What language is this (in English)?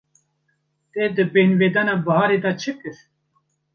Kurdish